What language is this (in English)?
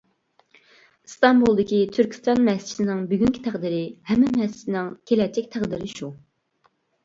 Uyghur